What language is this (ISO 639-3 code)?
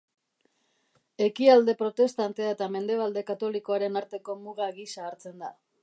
eus